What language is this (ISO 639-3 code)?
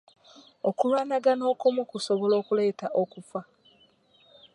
lug